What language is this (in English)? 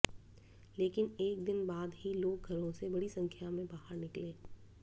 Hindi